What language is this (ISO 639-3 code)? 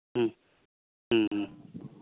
sat